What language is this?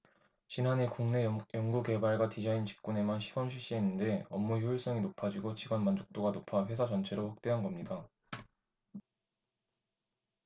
Korean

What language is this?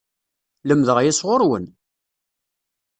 Kabyle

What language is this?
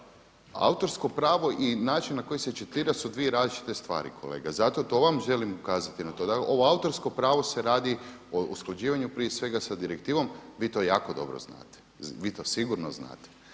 Croatian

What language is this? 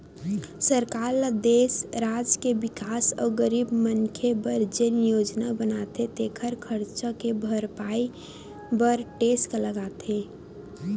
Chhattisgarhi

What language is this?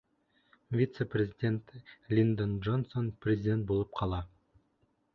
Bashkir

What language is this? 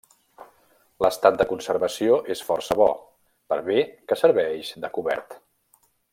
Catalan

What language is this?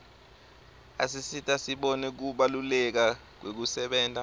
Swati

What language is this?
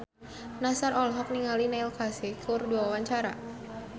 Sundanese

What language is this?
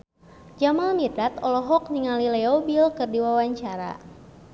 Sundanese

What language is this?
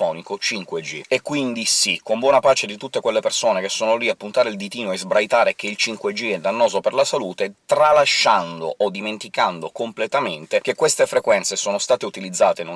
Italian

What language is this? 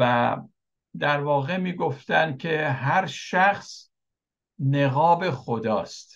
Persian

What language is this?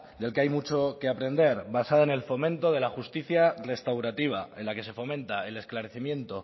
Spanish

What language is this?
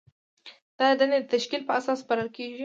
Pashto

